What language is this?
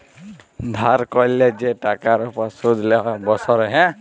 Bangla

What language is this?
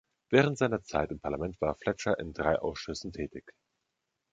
German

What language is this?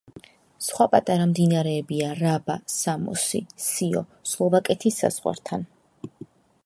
Georgian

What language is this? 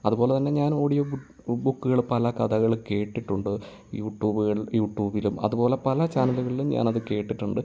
Malayalam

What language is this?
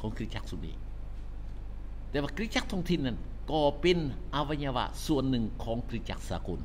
Thai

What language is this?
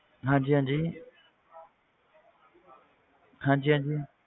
Punjabi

